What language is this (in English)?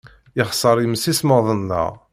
Kabyle